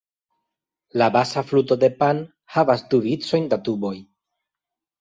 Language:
Esperanto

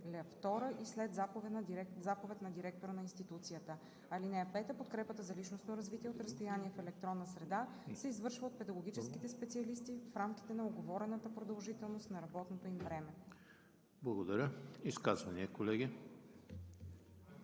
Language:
Bulgarian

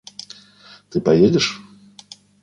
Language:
Russian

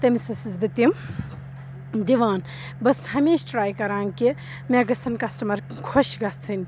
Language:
Kashmiri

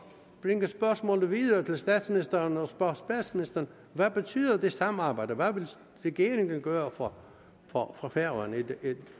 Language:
Danish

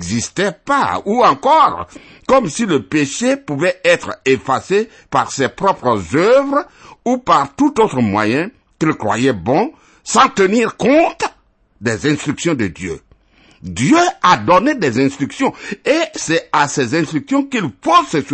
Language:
French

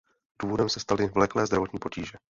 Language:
Czech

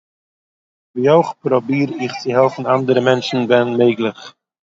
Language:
Yiddish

